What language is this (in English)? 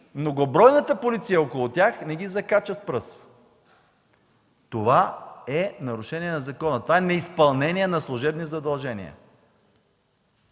Bulgarian